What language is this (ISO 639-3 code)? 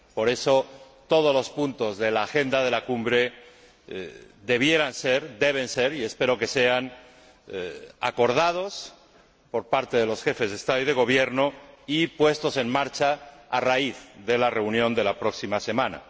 spa